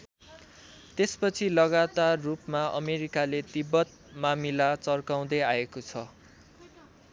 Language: Nepali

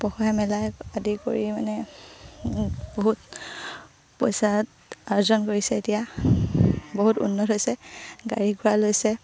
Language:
Assamese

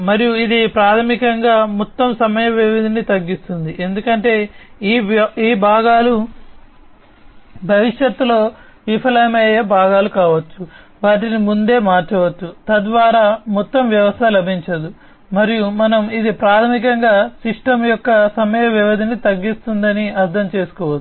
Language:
Telugu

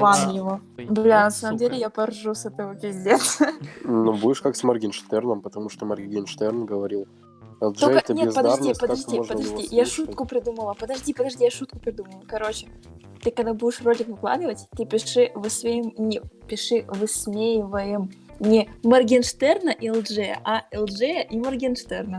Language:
Russian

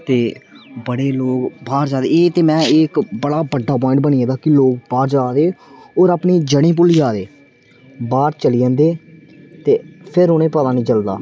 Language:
Dogri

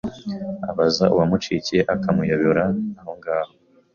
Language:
Kinyarwanda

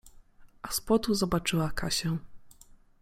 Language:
Polish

